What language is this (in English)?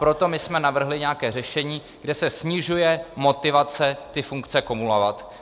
Czech